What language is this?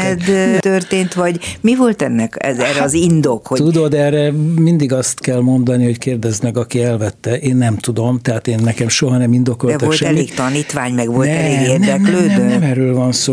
Hungarian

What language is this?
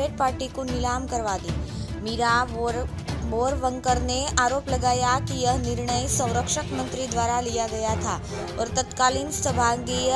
Hindi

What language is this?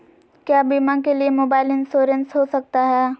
Magahi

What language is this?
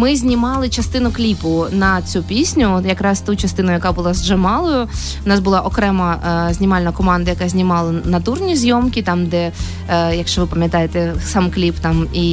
Ukrainian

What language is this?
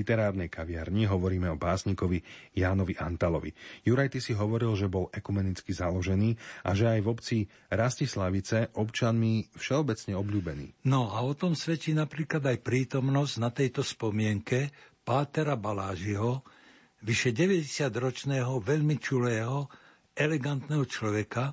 Slovak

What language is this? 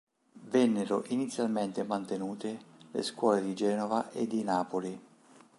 Italian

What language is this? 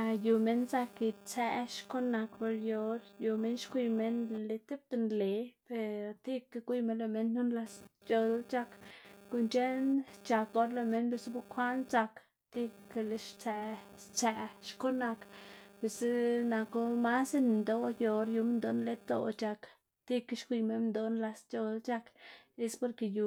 Xanaguía Zapotec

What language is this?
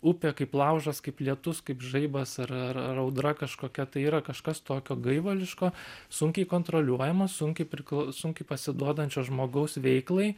Lithuanian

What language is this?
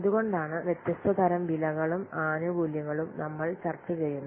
Malayalam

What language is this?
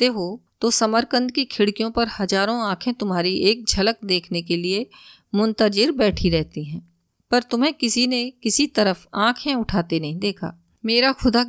Hindi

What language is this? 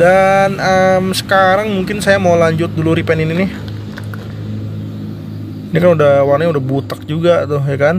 Indonesian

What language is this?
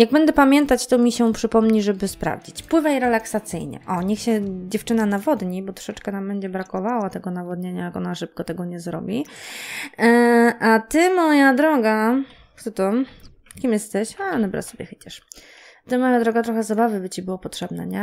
Polish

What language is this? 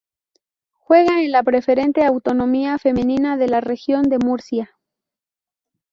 Spanish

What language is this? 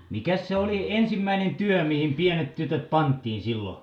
Finnish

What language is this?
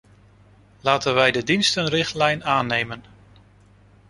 Dutch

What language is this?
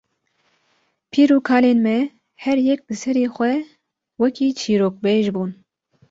Kurdish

